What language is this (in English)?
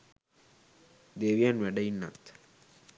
Sinhala